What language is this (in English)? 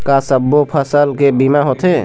Chhattisgarhi